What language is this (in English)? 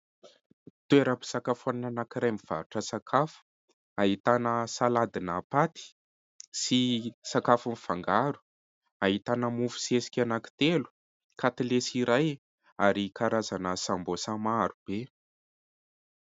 Malagasy